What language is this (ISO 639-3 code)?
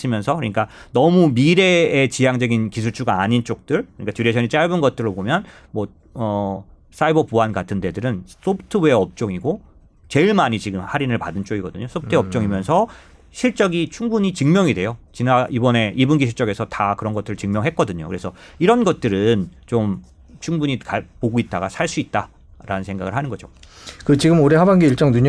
kor